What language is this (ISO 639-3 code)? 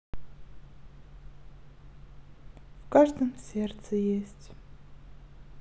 rus